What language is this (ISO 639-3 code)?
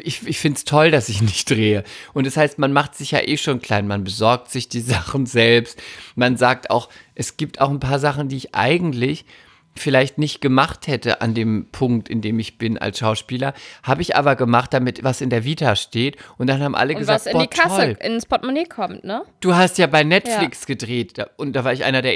deu